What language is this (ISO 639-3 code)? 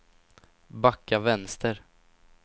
swe